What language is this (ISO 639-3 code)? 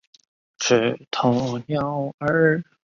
zho